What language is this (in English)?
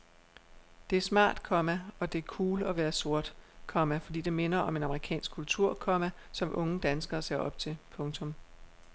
Danish